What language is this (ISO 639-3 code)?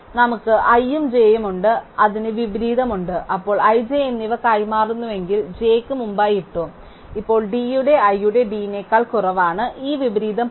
mal